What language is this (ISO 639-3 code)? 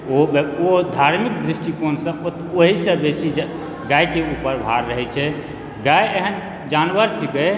mai